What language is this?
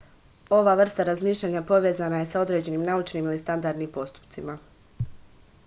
Serbian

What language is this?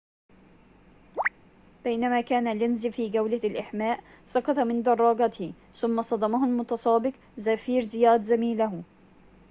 Arabic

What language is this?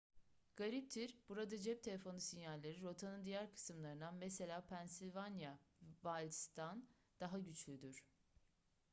Turkish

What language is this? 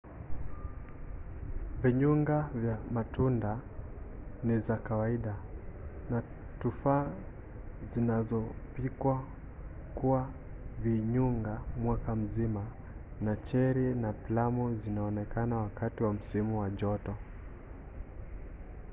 Swahili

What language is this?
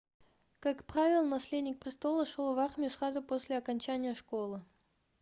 Russian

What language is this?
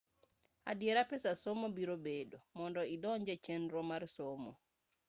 Luo (Kenya and Tanzania)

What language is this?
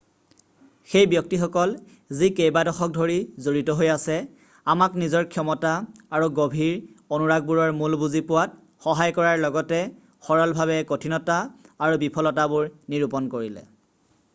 Assamese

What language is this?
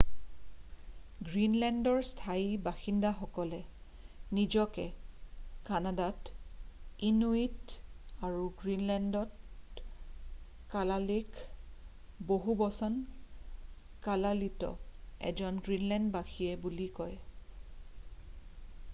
Assamese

